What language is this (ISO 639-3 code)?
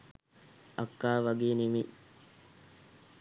sin